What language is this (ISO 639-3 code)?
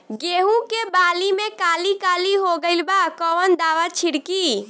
bho